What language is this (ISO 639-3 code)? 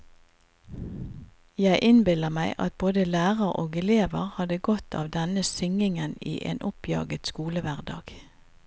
nor